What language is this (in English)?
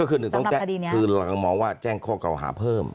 Thai